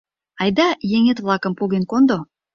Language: Mari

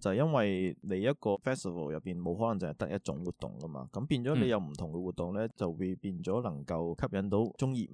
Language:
Chinese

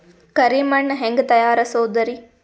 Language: Kannada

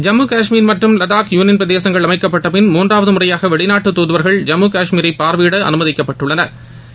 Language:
Tamil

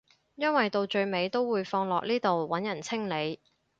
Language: Cantonese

